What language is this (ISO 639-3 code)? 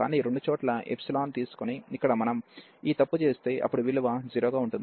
tel